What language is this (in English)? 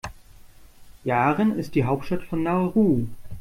German